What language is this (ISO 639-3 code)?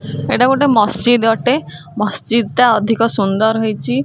ori